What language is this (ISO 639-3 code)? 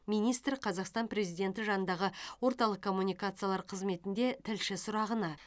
kaz